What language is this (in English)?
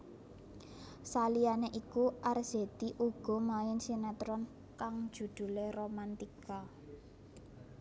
Javanese